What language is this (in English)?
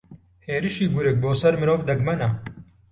Central Kurdish